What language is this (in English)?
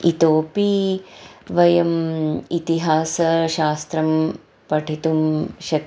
Sanskrit